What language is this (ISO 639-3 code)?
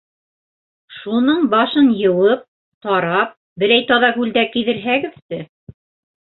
bak